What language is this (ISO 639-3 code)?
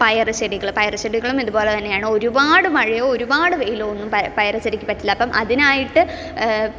mal